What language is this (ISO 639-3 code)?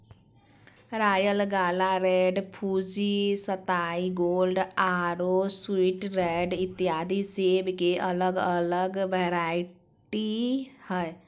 mag